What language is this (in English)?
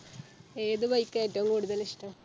Malayalam